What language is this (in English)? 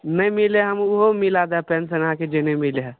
Maithili